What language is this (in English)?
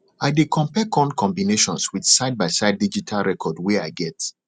Nigerian Pidgin